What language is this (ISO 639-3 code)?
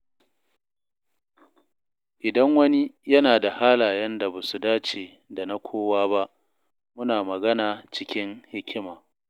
hau